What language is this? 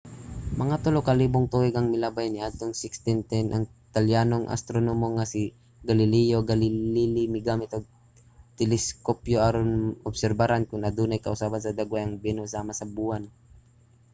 Cebuano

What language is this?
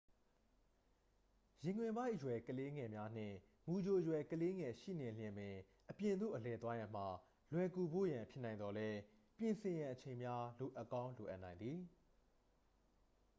Burmese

